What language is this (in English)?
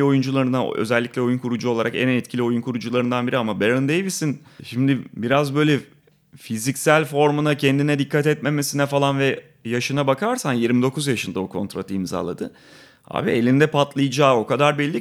Turkish